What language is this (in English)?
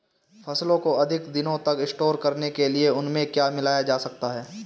Hindi